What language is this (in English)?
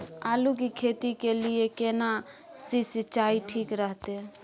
Maithili